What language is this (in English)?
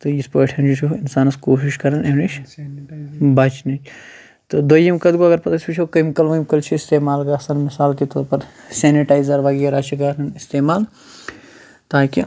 Kashmiri